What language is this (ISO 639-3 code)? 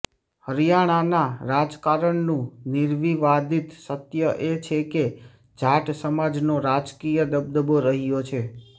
guj